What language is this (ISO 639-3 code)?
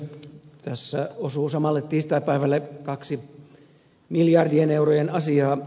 fin